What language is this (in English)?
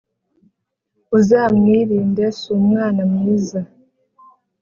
Kinyarwanda